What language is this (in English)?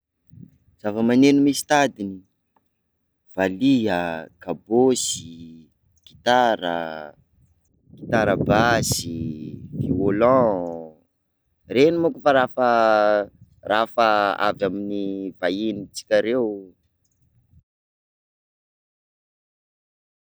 Sakalava Malagasy